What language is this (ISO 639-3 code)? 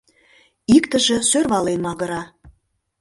chm